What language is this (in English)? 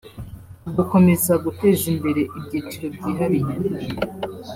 Kinyarwanda